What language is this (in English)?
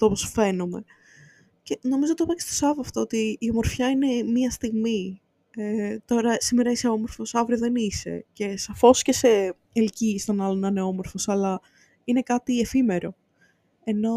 Greek